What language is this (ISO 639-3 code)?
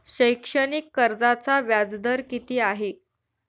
mar